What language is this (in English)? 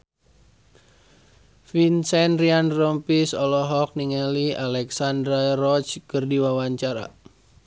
Sundanese